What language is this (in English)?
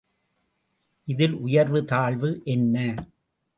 Tamil